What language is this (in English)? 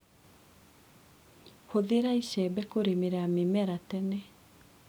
Kikuyu